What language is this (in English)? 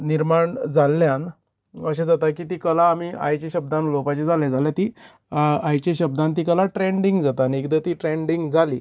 Konkani